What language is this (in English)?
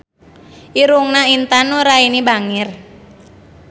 Sundanese